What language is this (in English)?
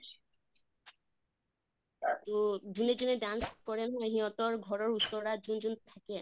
Assamese